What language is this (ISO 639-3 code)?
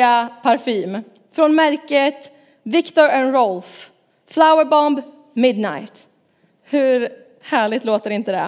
swe